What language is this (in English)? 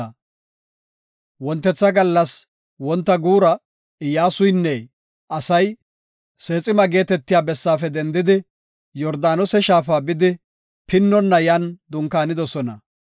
Gofa